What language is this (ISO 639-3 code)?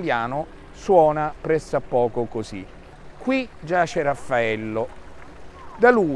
ita